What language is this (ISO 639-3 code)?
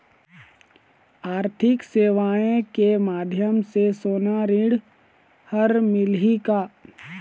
hne